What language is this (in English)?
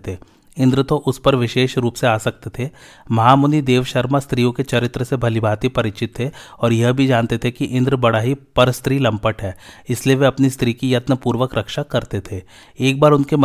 Hindi